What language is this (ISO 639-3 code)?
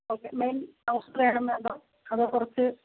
mal